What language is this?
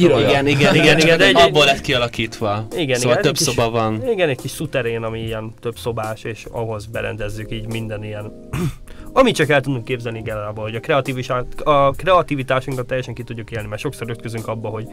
Hungarian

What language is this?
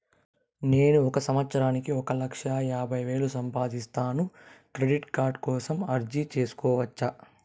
Telugu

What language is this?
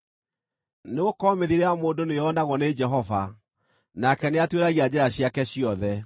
Kikuyu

